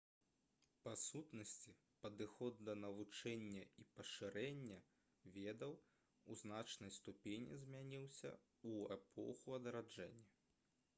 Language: Belarusian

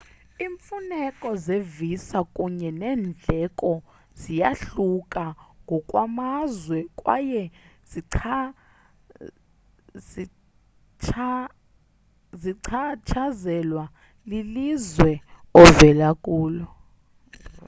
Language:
Xhosa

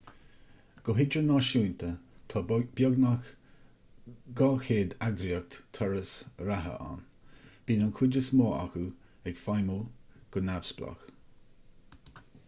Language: Irish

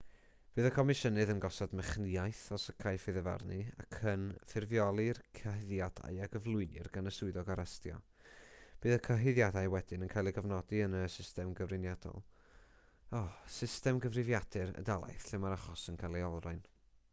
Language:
Welsh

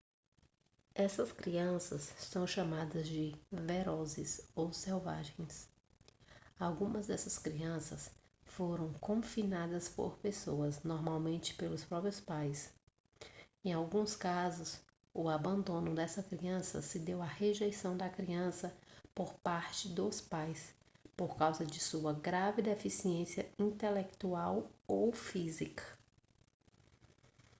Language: Portuguese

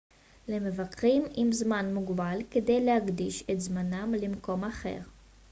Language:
Hebrew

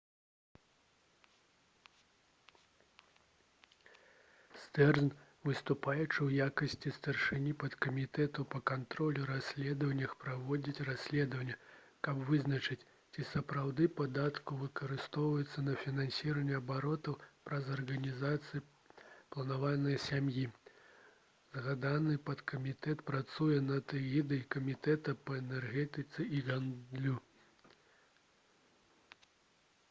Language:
Belarusian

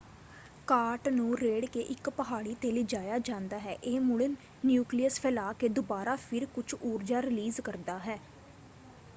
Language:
Punjabi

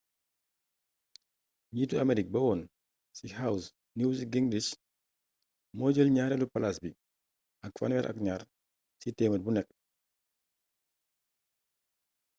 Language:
Wolof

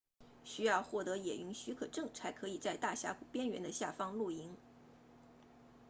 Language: Chinese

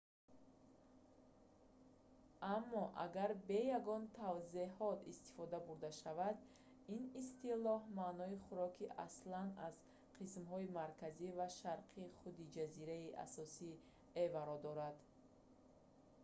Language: Tajik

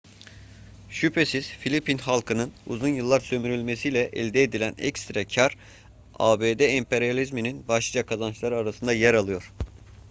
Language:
Turkish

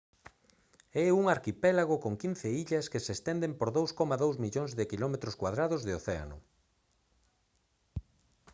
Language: Galician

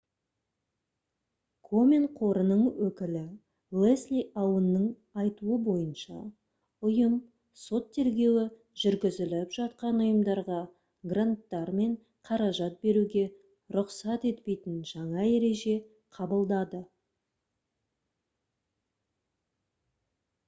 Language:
Kazakh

